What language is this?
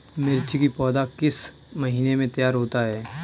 Hindi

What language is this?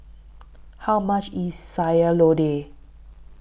English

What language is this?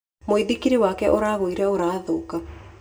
Kikuyu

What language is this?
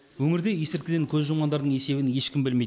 Kazakh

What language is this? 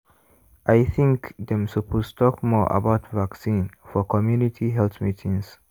Nigerian Pidgin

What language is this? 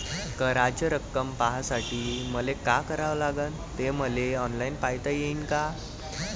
Marathi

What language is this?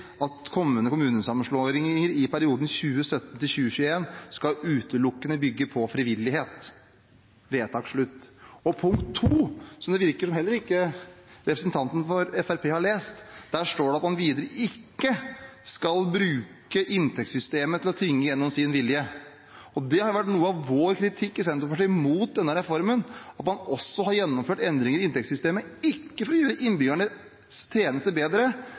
Norwegian Bokmål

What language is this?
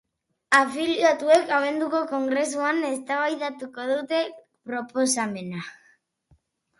Basque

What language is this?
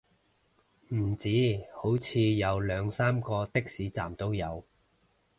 Cantonese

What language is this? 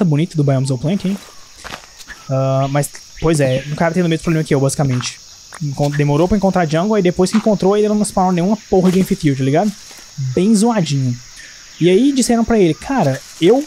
Portuguese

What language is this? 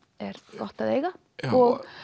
Icelandic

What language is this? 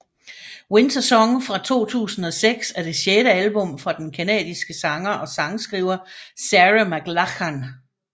Danish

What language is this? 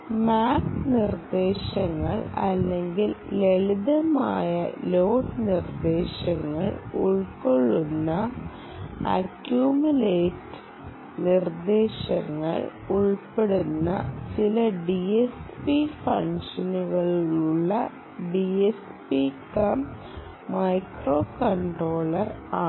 Malayalam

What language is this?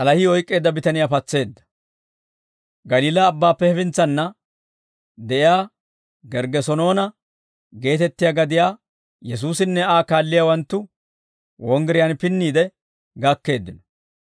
Dawro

